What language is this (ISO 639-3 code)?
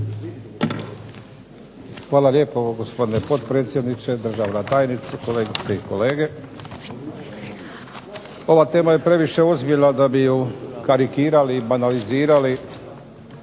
hrv